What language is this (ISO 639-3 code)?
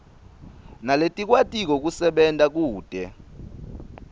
ssw